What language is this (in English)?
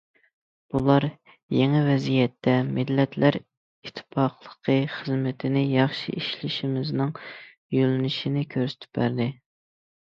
Uyghur